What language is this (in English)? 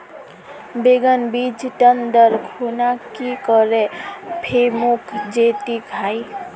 Magahi